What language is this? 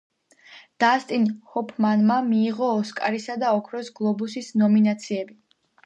Georgian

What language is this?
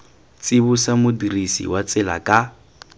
Tswana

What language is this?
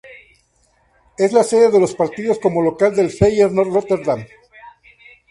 Spanish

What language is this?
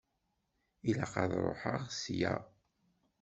Kabyle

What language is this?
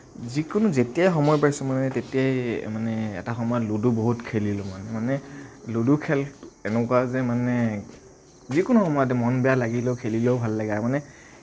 Assamese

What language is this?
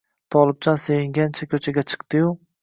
Uzbek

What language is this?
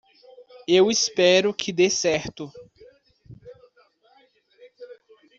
Portuguese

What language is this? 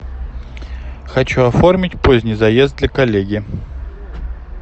Russian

